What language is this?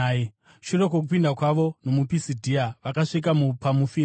Shona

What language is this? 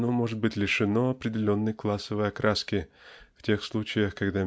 Russian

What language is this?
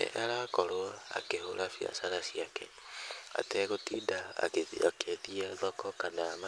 Kikuyu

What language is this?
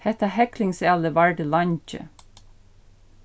Faroese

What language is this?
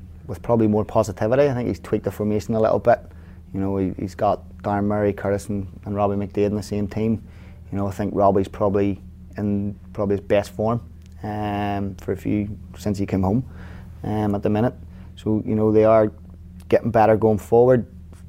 English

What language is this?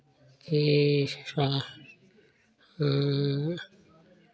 Hindi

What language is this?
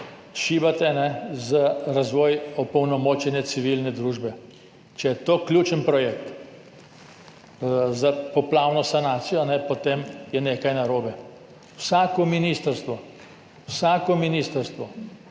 Slovenian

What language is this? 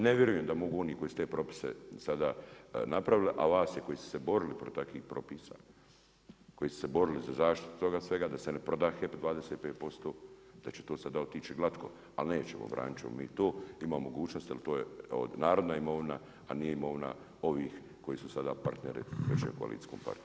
Croatian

